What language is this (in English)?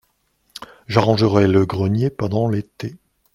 French